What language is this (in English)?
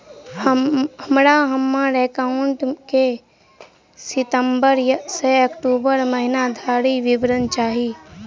Maithili